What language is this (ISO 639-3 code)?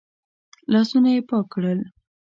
pus